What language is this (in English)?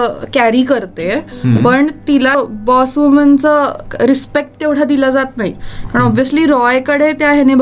Marathi